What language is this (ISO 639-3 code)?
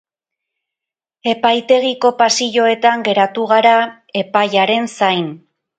eus